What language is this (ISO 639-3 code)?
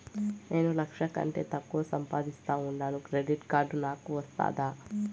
tel